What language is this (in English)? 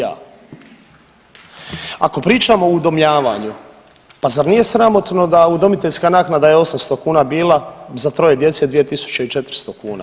Croatian